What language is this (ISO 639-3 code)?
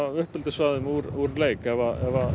isl